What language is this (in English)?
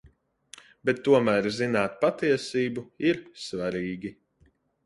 Latvian